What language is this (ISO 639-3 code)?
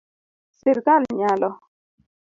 luo